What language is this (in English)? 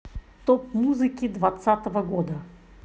Russian